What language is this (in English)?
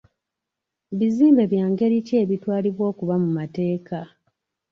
Ganda